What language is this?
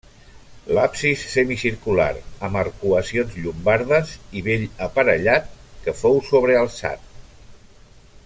Catalan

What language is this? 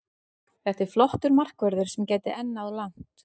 Icelandic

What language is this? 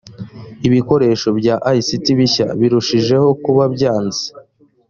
Kinyarwanda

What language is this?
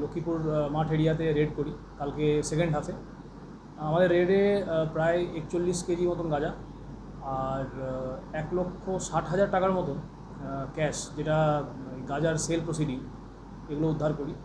Hindi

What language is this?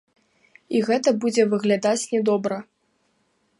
Belarusian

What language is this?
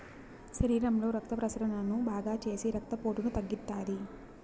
Telugu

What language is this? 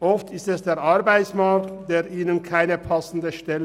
Swiss German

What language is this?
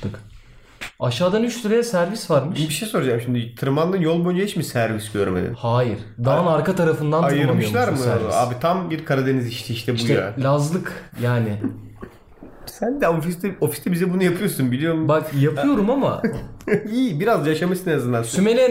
Turkish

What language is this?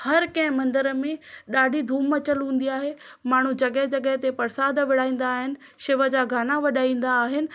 Sindhi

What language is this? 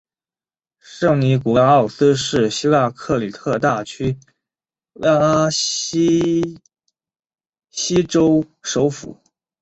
Chinese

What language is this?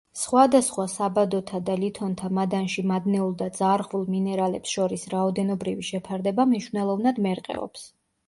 Georgian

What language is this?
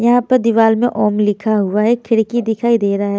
Hindi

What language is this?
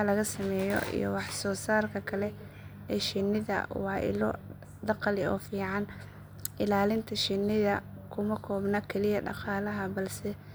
Somali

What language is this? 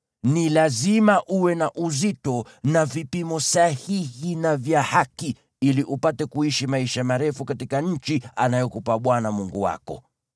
Swahili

